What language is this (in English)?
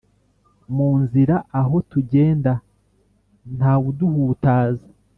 Kinyarwanda